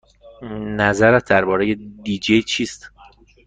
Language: Persian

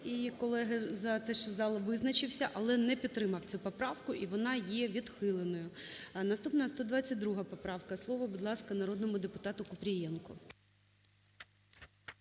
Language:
Ukrainian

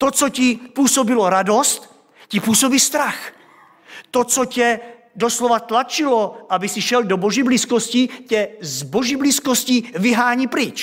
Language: Czech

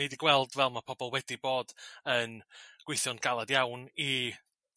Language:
Welsh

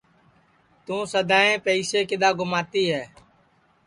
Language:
Sansi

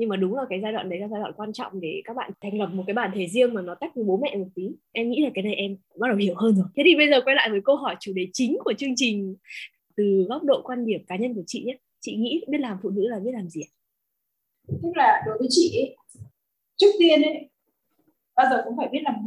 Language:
Vietnamese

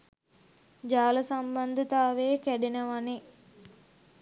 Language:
Sinhala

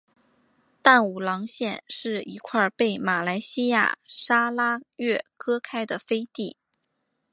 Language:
Chinese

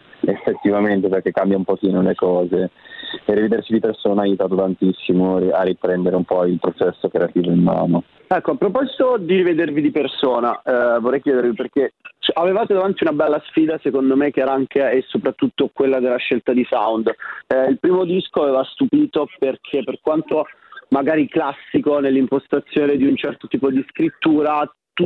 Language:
Italian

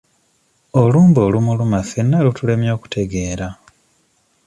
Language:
Ganda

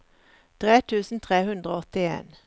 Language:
Norwegian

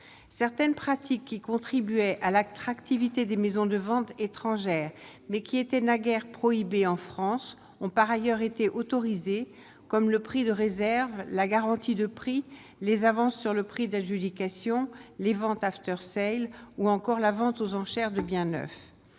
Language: French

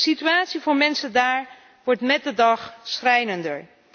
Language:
Dutch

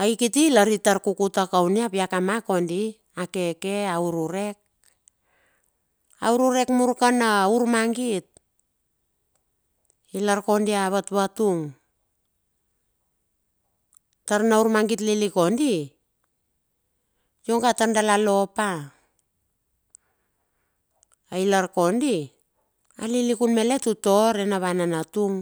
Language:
Bilur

